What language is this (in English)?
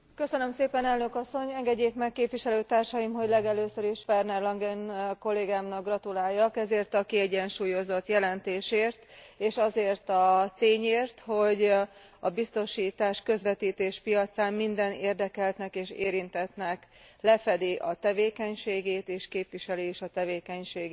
Hungarian